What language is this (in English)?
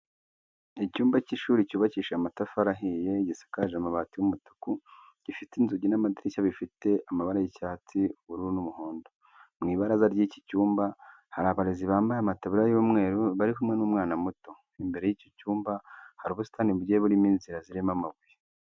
Kinyarwanda